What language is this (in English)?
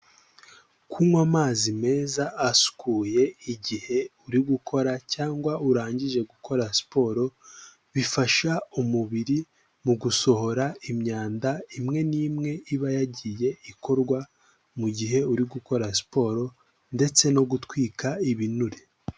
Kinyarwanda